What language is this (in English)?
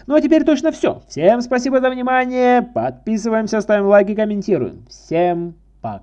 Russian